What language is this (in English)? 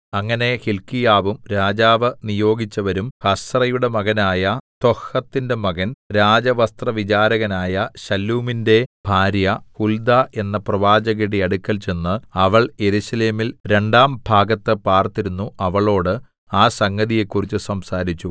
Malayalam